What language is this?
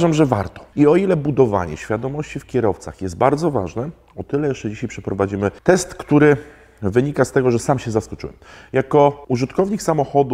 Polish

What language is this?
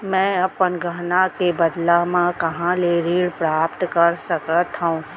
Chhattisgarhi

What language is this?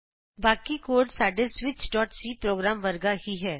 Punjabi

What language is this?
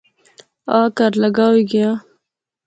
Pahari-Potwari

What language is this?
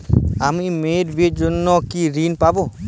Bangla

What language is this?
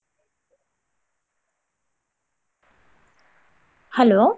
Kannada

